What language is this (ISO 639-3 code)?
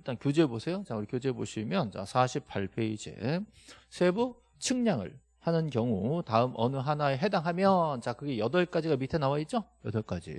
kor